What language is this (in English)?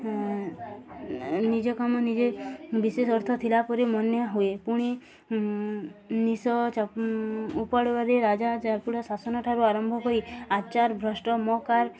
Odia